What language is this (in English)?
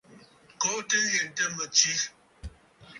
Bafut